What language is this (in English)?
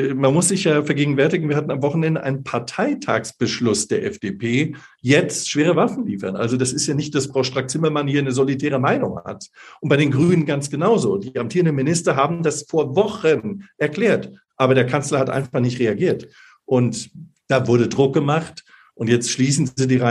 German